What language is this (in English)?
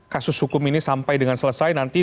Indonesian